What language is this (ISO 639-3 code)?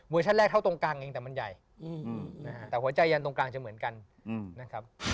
tha